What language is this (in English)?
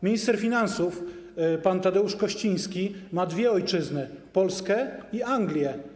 Polish